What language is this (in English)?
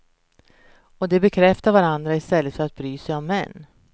Swedish